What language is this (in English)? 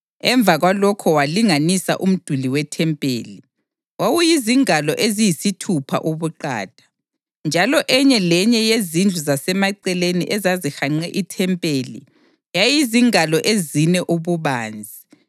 North Ndebele